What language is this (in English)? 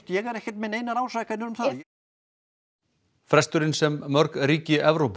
Icelandic